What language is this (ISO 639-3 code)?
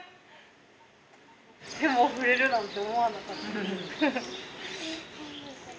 jpn